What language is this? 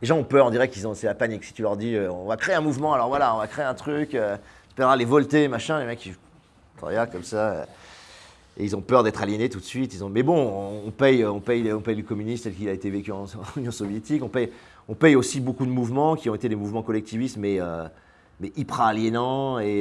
French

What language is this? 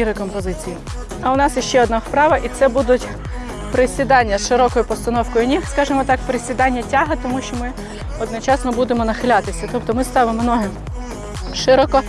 Ukrainian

